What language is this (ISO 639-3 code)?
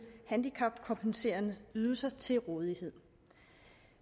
dan